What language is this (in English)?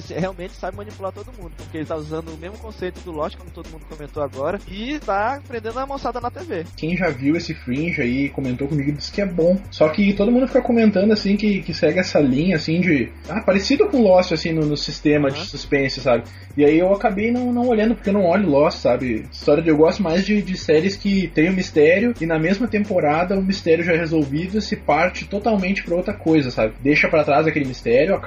Portuguese